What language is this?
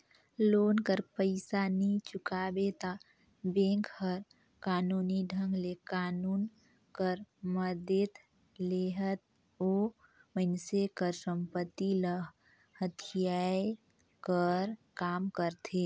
Chhattisgarhi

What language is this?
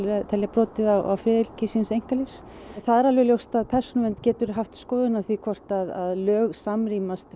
Icelandic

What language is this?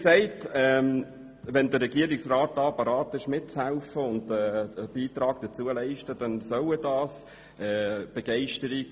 Swiss German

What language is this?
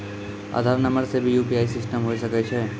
Maithili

